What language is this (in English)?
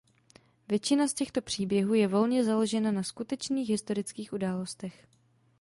Czech